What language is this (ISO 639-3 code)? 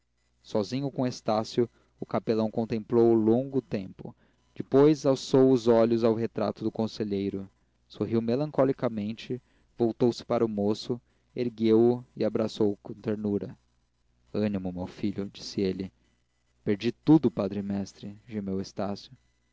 por